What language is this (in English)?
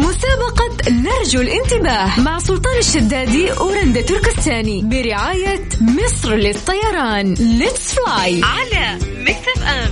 Arabic